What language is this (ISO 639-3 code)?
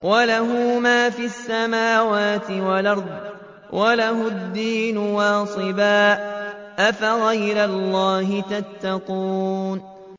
ara